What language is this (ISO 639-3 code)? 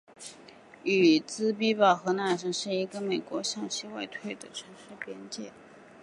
zho